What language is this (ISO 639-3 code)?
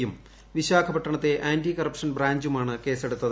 mal